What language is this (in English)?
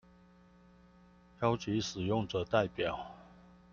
Chinese